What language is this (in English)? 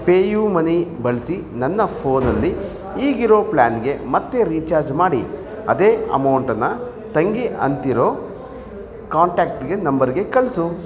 Kannada